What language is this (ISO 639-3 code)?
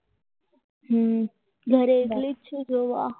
guj